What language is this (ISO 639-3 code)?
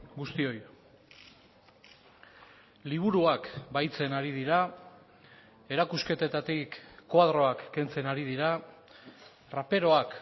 eus